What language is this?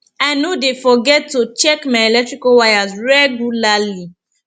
Nigerian Pidgin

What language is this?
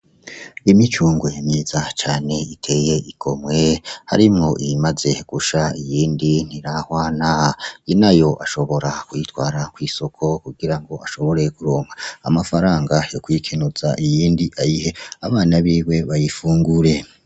Rundi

